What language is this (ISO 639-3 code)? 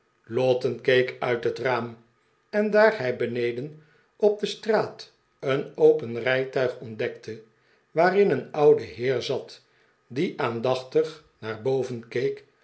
nld